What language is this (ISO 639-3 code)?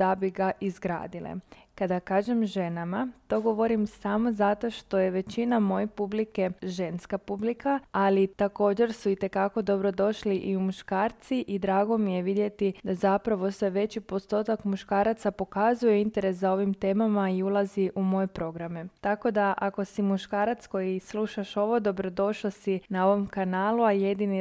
hrv